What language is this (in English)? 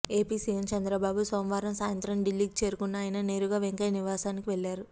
Telugu